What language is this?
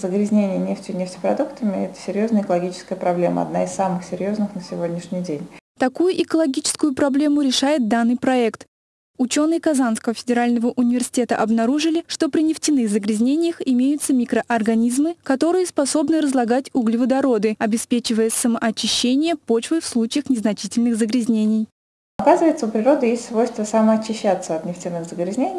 Russian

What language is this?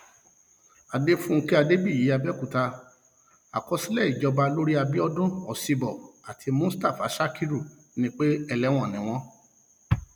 Yoruba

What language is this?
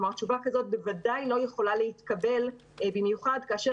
Hebrew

